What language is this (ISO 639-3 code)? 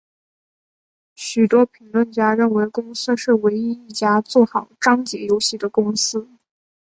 zho